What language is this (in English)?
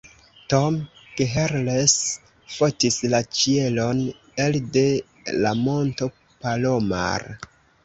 Esperanto